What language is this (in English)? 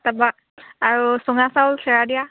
Assamese